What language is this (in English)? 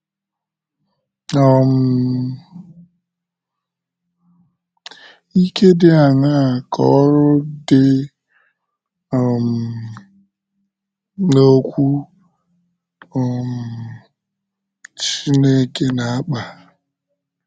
Igbo